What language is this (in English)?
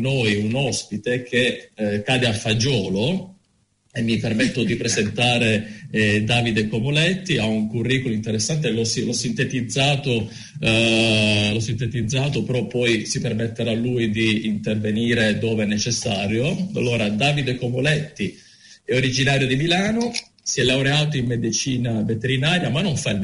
Italian